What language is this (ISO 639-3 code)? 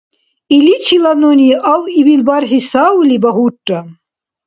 dar